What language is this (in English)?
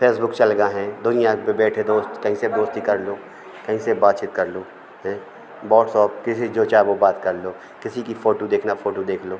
Hindi